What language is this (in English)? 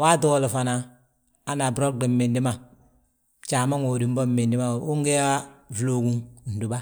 Balanta-Ganja